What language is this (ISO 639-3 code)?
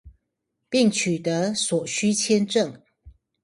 zho